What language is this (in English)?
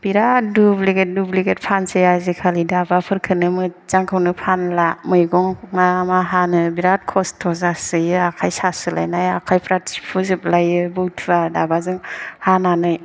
Bodo